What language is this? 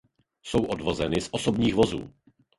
Czech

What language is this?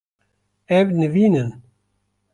Kurdish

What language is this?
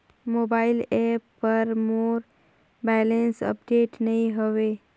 Chhattisgarhi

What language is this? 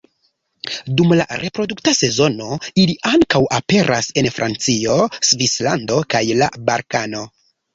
Esperanto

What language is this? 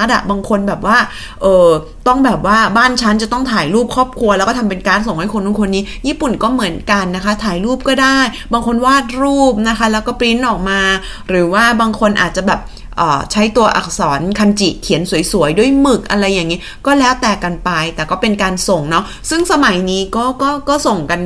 Thai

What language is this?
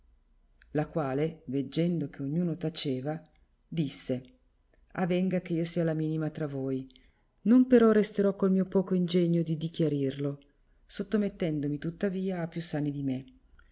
Italian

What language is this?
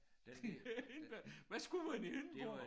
Danish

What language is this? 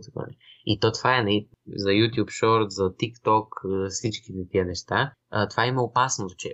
Bulgarian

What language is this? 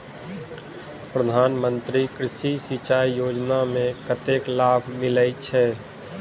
Maithili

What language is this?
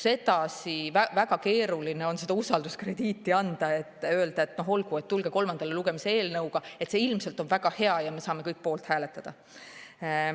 Estonian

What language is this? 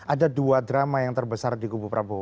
Indonesian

